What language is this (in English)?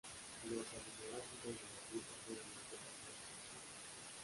Spanish